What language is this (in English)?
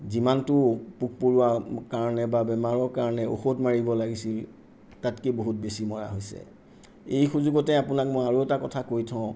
Assamese